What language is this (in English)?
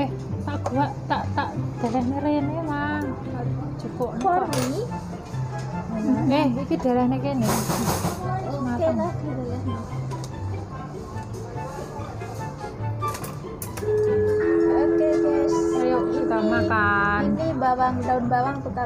Indonesian